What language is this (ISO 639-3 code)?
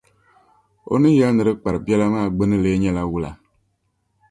dag